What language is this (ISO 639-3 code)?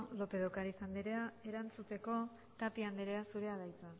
eus